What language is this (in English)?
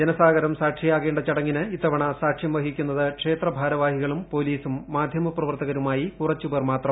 Malayalam